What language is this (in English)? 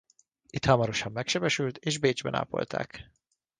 Hungarian